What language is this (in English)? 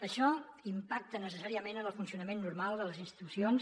Catalan